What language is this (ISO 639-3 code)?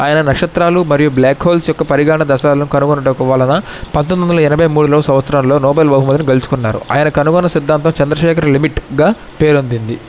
tel